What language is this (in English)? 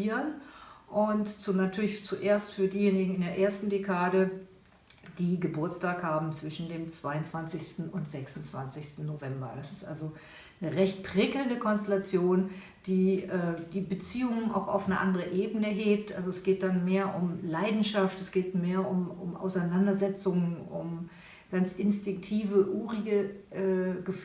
German